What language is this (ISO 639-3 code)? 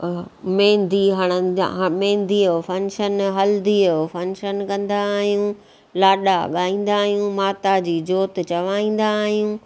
snd